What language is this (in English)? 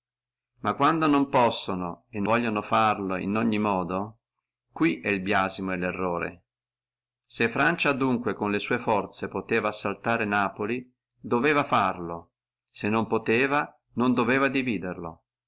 Italian